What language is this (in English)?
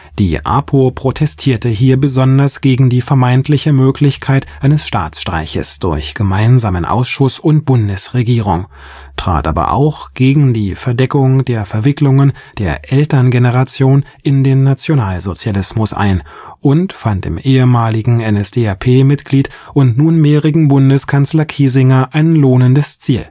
German